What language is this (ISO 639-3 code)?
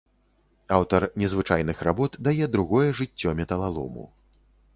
bel